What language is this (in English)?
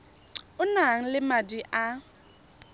Tswana